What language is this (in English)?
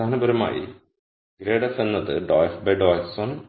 Malayalam